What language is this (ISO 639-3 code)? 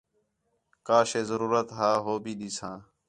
xhe